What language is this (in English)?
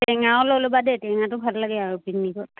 Assamese